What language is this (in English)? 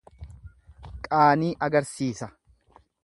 Oromo